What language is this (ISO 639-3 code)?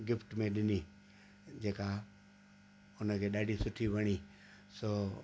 snd